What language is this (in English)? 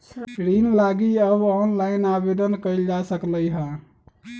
Magahi